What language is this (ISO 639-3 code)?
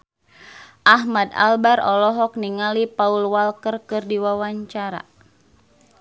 sun